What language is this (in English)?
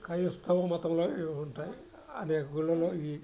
Telugu